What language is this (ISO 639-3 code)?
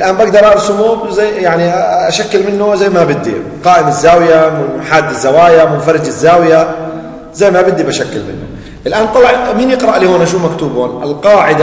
ara